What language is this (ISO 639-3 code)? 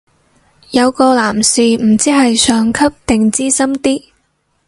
yue